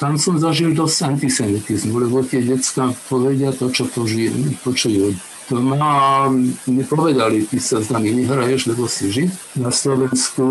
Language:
Slovak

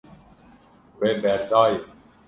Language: Kurdish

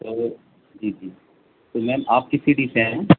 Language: Urdu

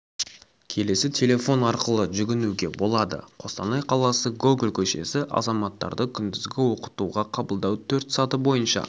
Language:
Kazakh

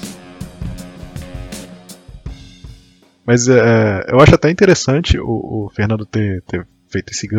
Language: Portuguese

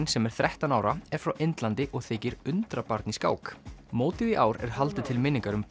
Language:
Icelandic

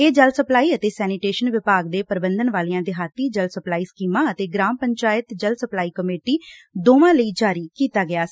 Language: Punjabi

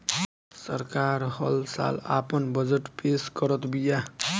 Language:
Bhojpuri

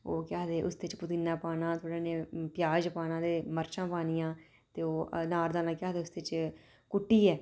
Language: Dogri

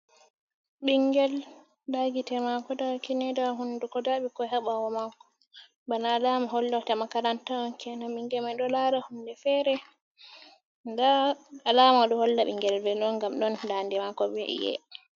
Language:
Fula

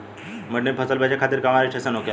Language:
Bhojpuri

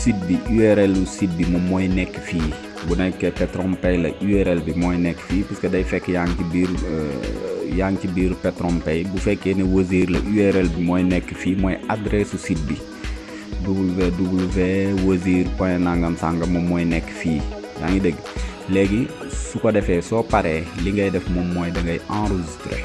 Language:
French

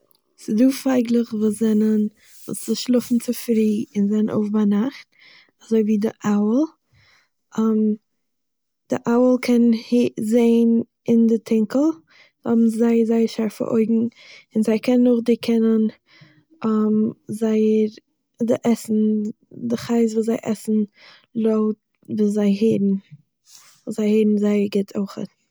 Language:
Yiddish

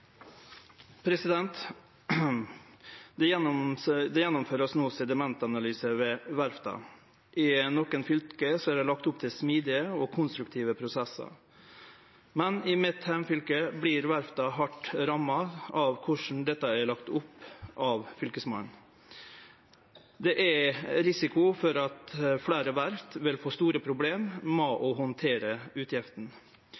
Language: Norwegian Bokmål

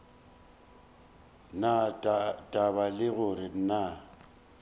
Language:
Northern Sotho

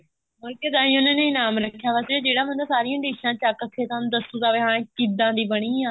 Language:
Punjabi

